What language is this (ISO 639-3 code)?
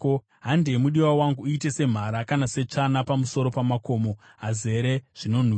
sna